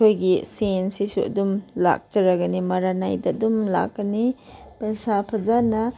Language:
Manipuri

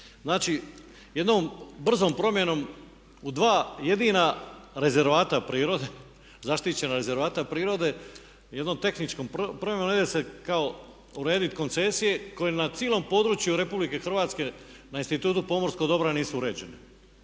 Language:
Croatian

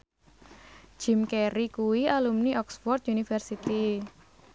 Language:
Javanese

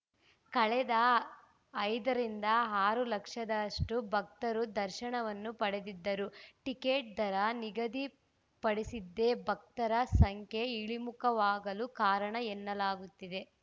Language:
Kannada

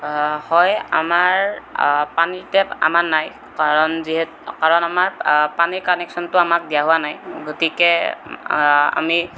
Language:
Assamese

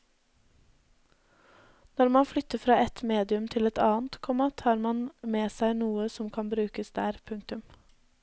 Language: Norwegian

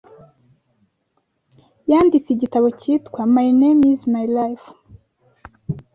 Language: Kinyarwanda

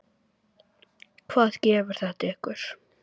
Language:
Icelandic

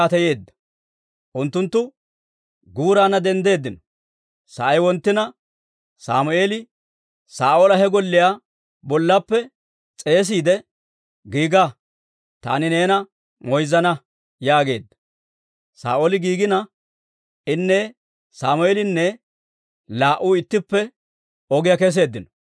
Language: Dawro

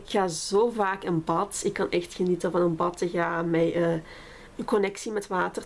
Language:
Dutch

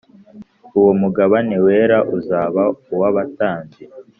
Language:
Kinyarwanda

